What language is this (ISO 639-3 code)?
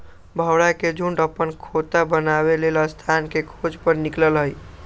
mag